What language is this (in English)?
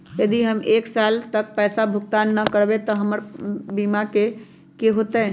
Magahi